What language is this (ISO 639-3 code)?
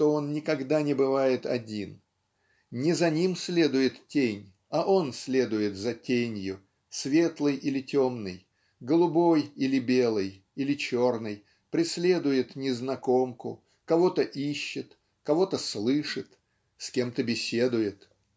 rus